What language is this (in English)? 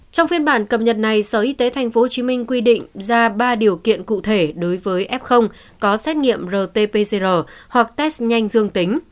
Vietnamese